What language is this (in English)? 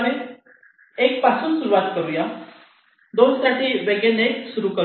Marathi